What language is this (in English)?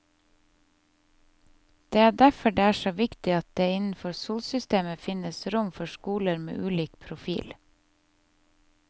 Norwegian